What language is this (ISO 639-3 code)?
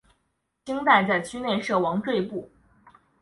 zho